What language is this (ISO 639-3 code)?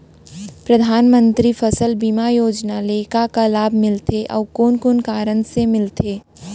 hne